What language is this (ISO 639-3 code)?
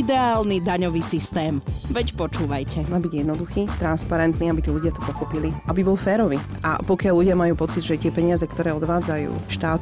slk